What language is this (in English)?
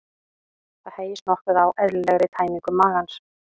Icelandic